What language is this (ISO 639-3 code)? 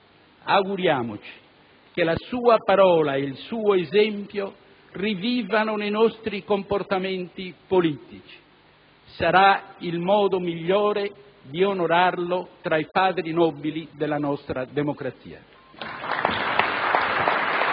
ita